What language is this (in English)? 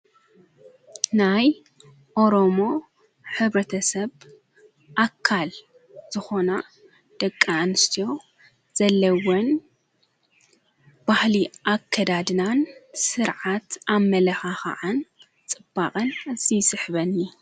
Tigrinya